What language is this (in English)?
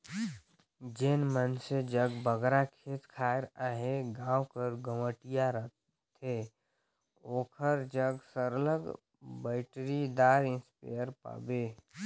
Chhattisgarhi